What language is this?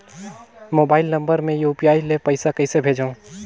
Chhattisgarhi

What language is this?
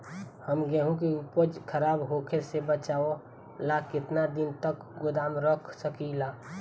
Bhojpuri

